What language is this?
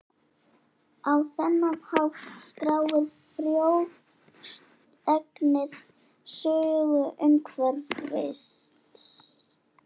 Icelandic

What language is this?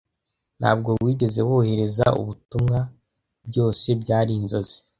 Kinyarwanda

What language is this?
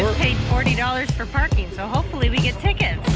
English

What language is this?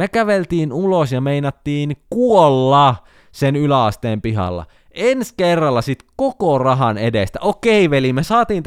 Finnish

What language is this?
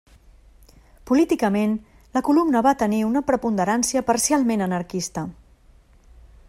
Catalan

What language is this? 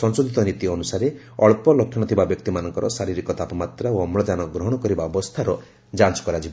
Odia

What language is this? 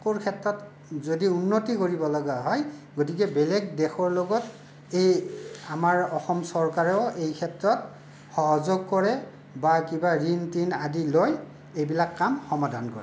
Assamese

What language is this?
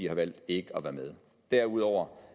Danish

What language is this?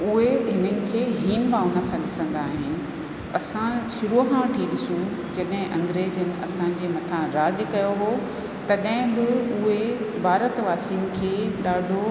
Sindhi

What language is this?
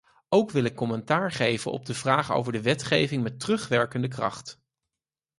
Dutch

